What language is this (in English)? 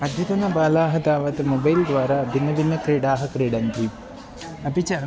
Sanskrit